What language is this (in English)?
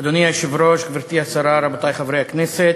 Hebrew